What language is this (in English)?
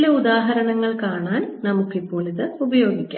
Malayalam